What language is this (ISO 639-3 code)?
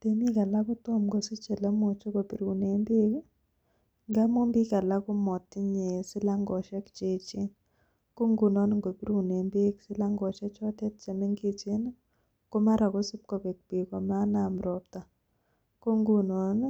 kln